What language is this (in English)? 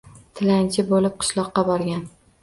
Uzbek